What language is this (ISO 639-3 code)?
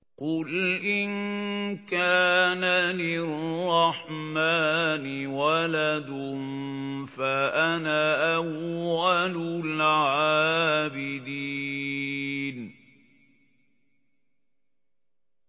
ara